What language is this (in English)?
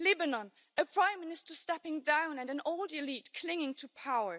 English